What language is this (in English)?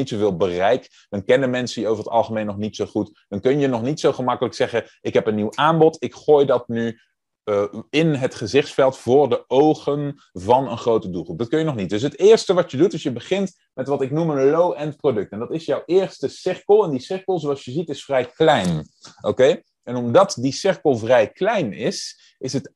Dutch